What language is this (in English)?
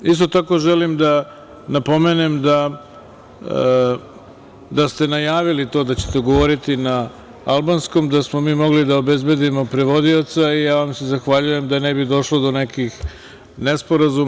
Serbian